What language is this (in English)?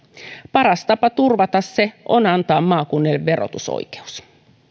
Finnish